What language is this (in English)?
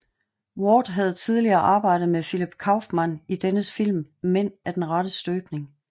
Danish